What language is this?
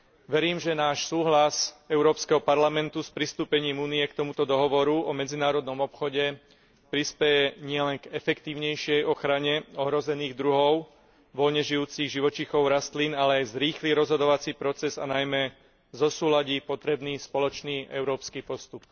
Slovak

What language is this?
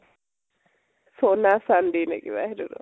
Assamese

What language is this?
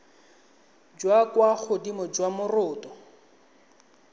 Tswana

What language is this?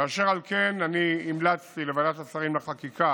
Hebrew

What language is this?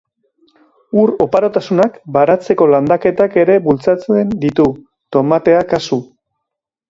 Basque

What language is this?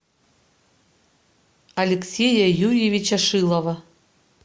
Russian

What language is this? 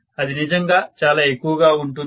Telugu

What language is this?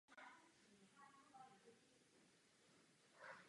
Czech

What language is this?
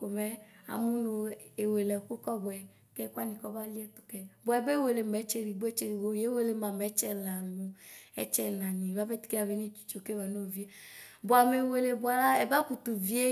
Ikposo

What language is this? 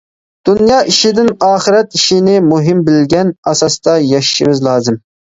Uyghur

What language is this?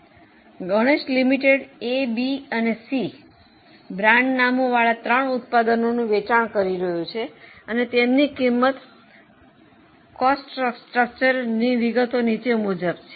Gujarati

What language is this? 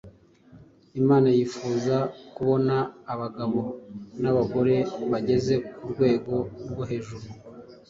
Kinyarwanda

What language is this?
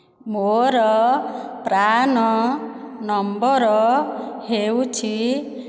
Odia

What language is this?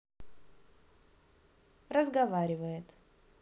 Russian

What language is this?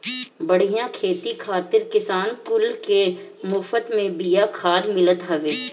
Bhojpuri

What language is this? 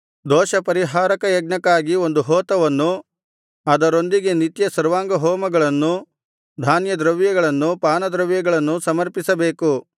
Kannada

